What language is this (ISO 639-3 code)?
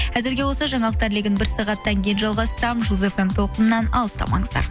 kaz